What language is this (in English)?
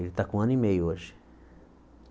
Portuguese